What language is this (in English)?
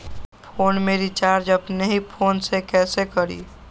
Magahi